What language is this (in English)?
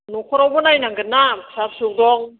Bodo